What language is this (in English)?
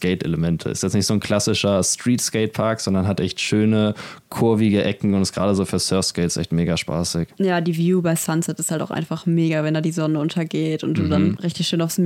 German